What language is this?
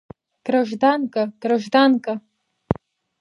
Abkhazian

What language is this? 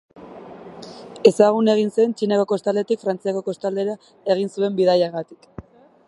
Basque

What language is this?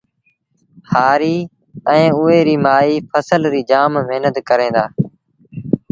Sindhi Bhil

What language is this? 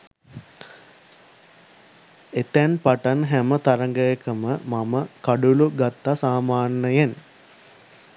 Sinhala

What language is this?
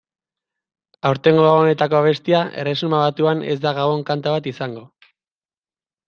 Basque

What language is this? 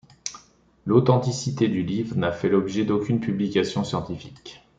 French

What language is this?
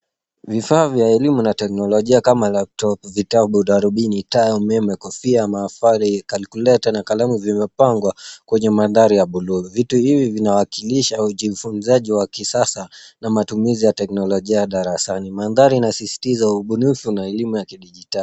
Swahili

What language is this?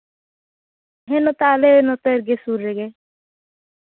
Santali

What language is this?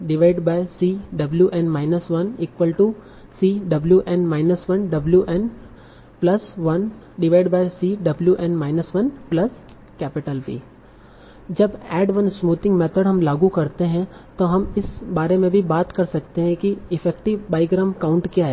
Hindi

